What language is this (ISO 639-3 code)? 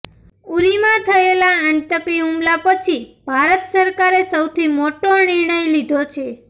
guj